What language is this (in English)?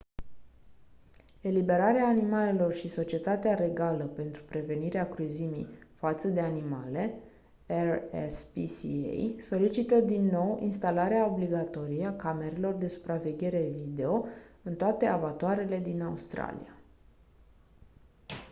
Romanian